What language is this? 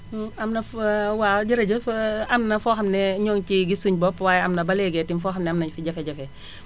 Wolof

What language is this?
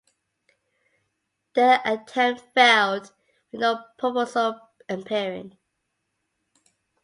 English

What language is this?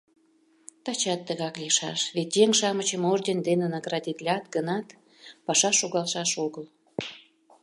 Mari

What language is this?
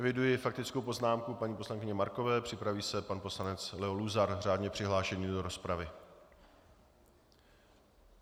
Czech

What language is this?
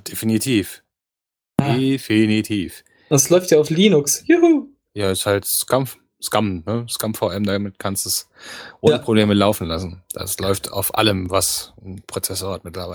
German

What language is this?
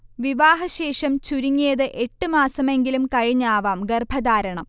Malayalam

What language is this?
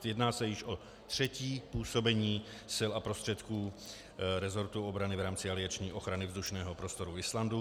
Czech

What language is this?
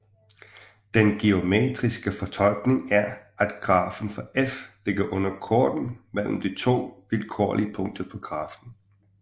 Danish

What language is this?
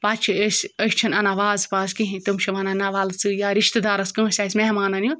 Kashmiri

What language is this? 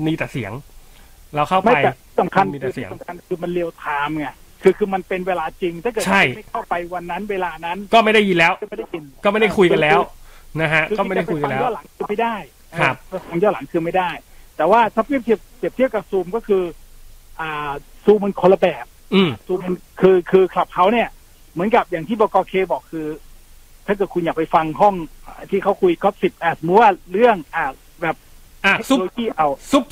Thai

